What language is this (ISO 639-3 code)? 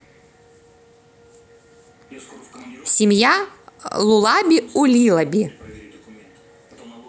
rus